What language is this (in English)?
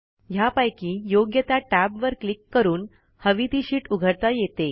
Marathi